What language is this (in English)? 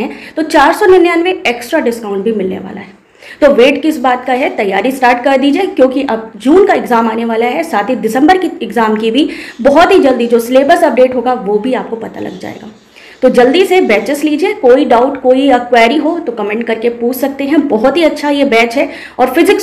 Hindi